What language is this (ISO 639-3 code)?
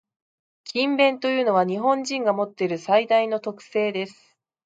jpn